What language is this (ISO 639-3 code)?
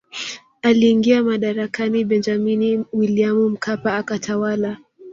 swa